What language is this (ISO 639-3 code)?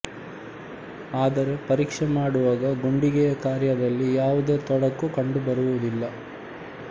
kan